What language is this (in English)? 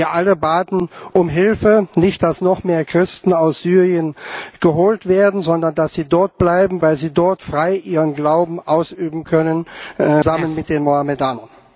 German